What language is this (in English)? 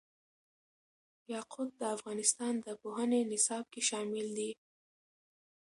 Pashto